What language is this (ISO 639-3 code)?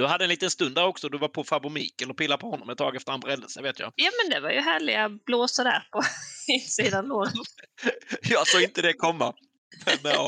swe